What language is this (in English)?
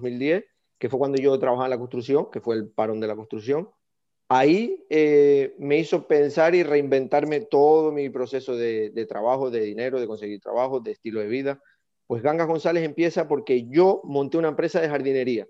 Spanish